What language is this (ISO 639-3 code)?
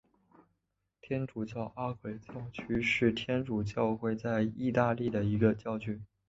zho